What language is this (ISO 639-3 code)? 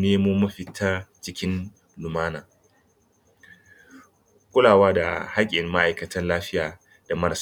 hau